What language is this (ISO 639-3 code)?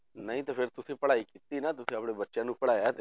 pan